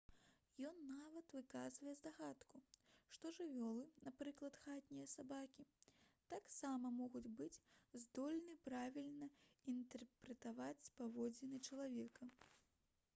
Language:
Belarusian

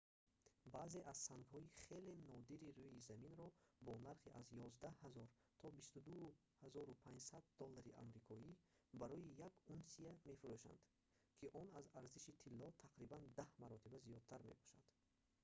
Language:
Tajik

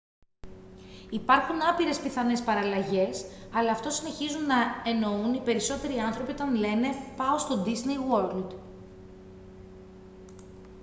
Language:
Greek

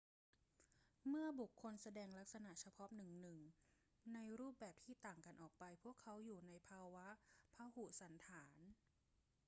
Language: Thai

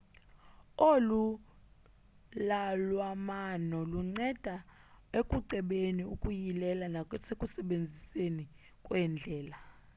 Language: Xhosa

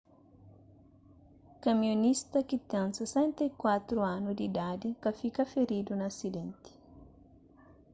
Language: Kabuverdianu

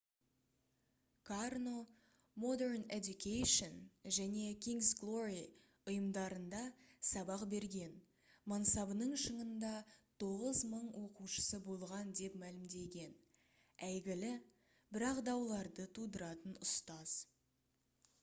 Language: Kazakh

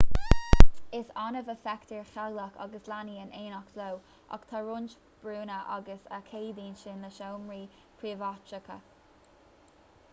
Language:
Irish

